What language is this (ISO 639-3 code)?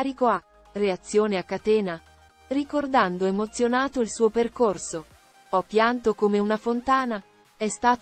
ita